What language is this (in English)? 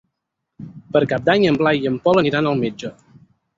Catalan